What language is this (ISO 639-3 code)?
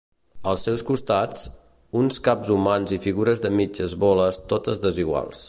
cat